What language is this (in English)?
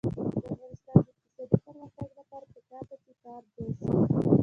Pashto